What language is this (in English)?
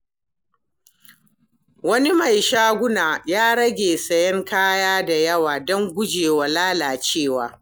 Hausa